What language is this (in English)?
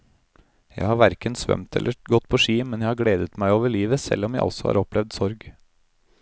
Norwegian